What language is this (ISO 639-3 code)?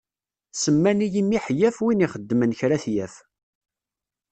kab